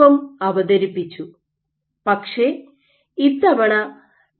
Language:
Malayalam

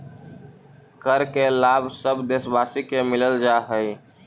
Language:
Magahi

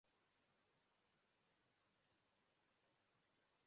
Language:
Igbo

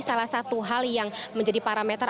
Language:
Indonesian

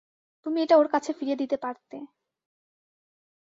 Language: Bangla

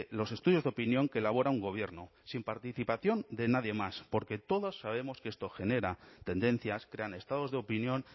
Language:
Spanish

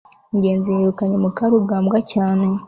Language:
Kinyarwanda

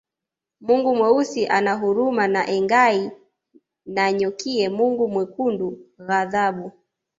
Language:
Swahili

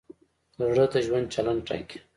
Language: Pashto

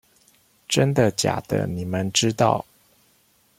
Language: Chinese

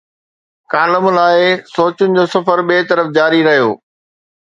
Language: Sindhi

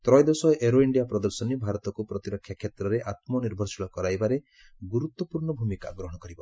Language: Odia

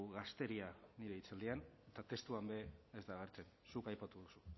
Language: Basque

